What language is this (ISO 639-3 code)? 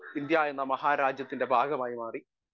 mal